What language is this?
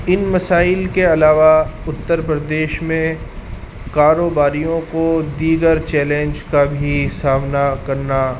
Urdu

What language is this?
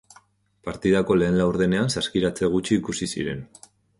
Basque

